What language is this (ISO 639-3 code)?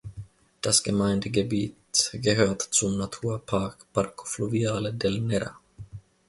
deu